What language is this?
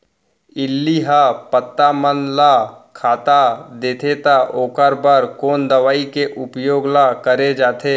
Chhattisgarhi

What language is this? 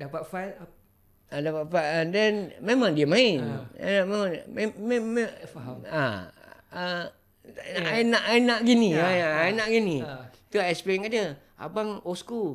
Malay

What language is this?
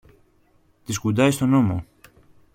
Greek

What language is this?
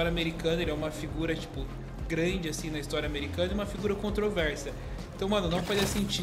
Portuguese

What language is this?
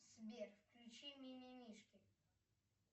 Russian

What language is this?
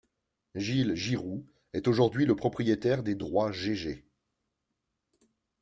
French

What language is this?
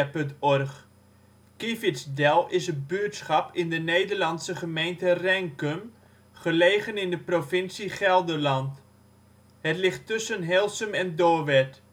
Dutch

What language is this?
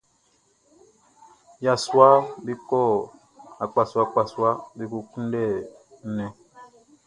Baoulé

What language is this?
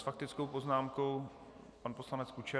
Czech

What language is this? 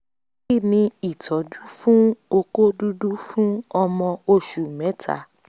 Yoruba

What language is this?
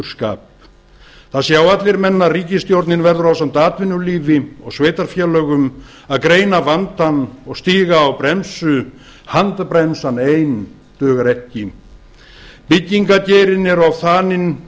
Icelandic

